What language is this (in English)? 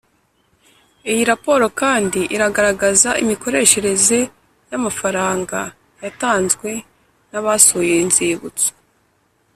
Kinyarwanda